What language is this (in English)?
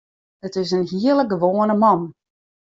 Western Frisian